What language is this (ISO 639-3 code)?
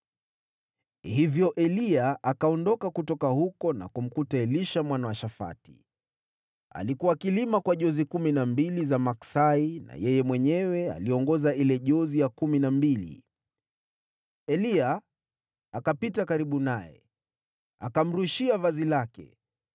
swa